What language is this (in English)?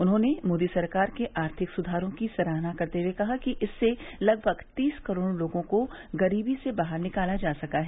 Hindi